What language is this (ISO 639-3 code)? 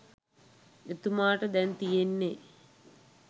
sin